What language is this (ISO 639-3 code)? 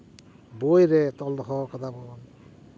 sat